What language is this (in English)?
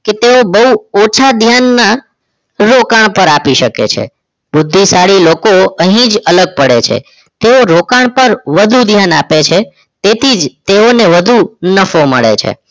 Gujarati